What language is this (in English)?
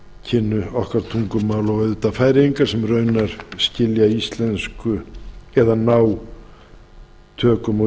Icelandic